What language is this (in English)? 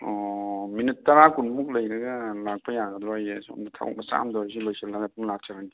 Manipuri